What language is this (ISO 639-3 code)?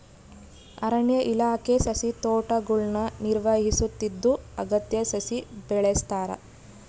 kan